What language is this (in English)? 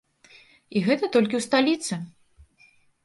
Belarusian